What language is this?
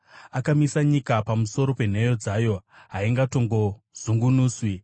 Shona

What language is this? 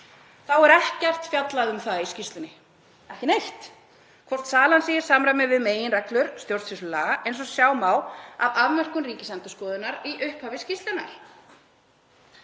Icelandic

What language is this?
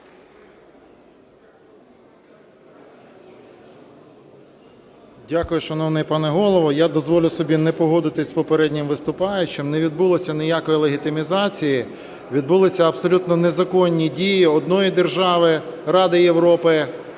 Ukrainian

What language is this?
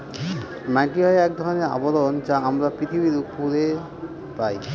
Bangla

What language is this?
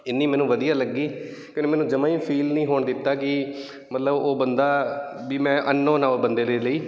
Punjabi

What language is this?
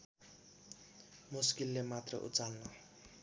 Nepali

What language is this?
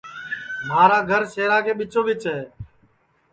Sansi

